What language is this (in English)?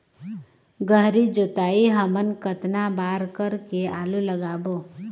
Chhattisgarhi